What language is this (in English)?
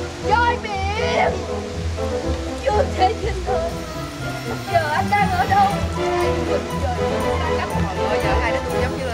Vietnamese